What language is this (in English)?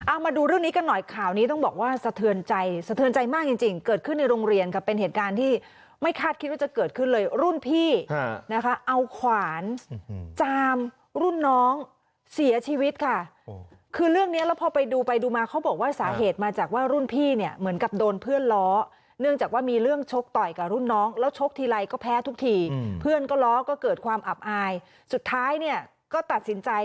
Thai